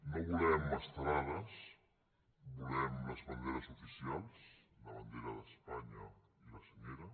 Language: Catalan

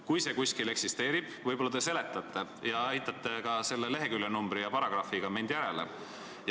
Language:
Estonian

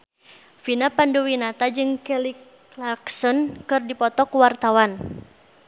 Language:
Sundanese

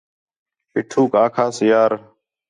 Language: Khetrani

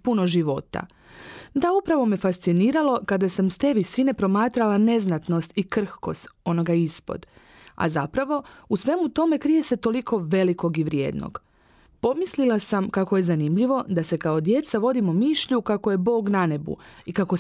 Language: Croatian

